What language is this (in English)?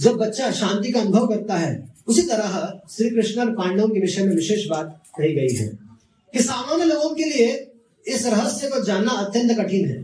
Hindi